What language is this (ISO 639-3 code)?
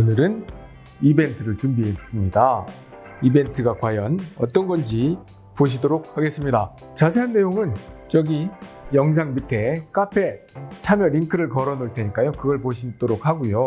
kor